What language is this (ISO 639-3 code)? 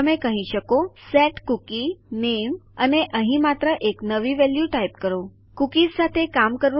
guj